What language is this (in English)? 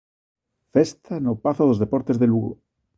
Galician